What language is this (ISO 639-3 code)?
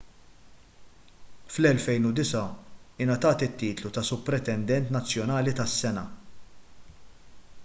mlt